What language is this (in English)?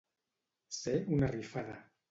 Catalan